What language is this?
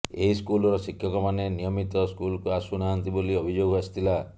Odia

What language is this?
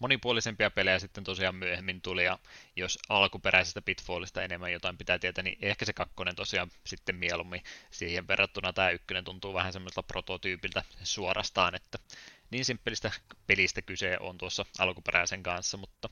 Finnish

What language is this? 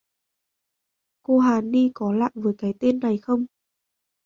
Vietnamese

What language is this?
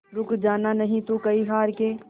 Hindi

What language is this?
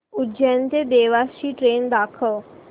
Marathi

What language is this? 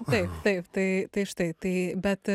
Lithuanian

